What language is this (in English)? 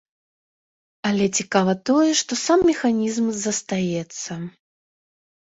Belarusian